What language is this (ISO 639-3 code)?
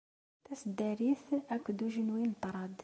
kab